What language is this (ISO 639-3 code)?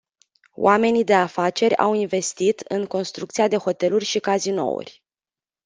ron